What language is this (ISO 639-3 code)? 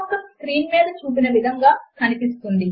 tel